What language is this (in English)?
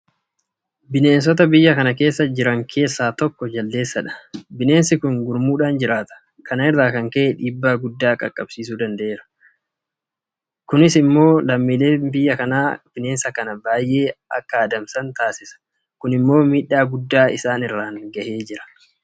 Oromo